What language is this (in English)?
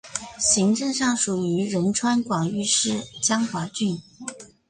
Chinese